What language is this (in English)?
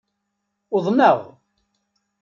Kabyle